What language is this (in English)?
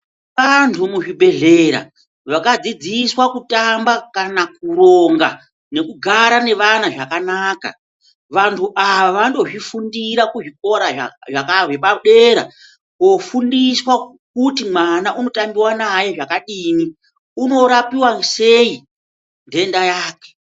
Ndau